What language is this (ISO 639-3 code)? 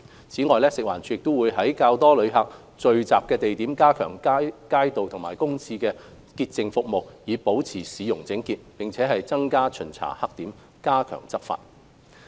yue